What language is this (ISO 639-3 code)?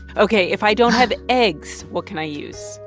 eng